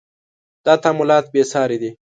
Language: Pashto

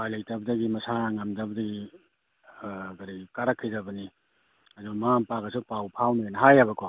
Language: Manipuri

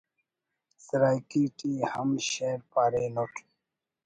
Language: Brahui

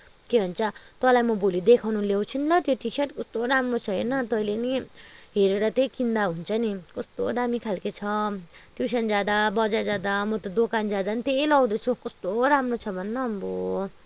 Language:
Nepali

